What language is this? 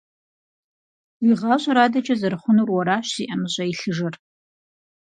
Kabardian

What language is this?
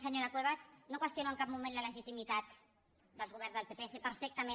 Catalan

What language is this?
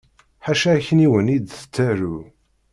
Kabyle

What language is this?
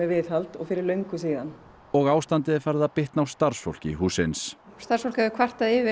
Icelandic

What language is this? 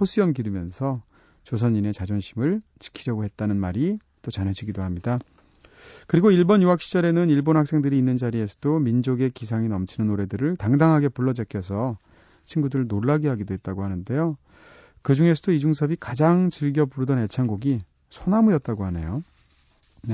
Korean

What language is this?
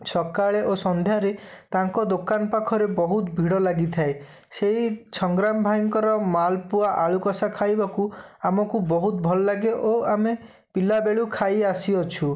Odia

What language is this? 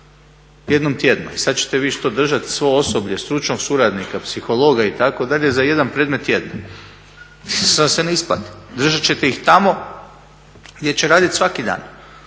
Croatian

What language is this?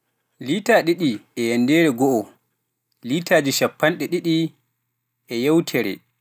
Pular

